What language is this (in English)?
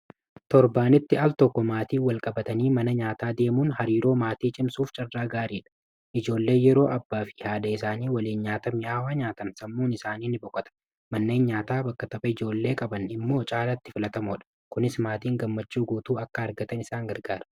Oromo